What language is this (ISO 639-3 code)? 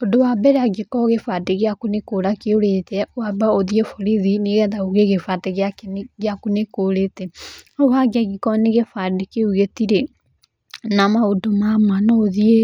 kik